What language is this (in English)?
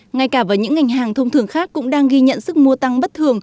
Vietnamese